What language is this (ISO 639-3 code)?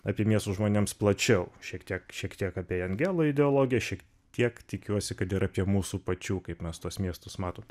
lit